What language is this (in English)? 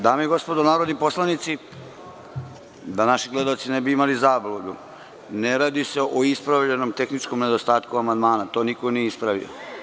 Serbian